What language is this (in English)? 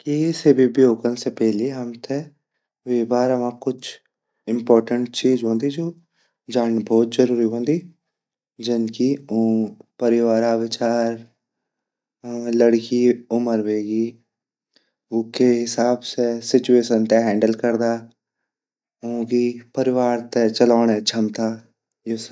Garhwali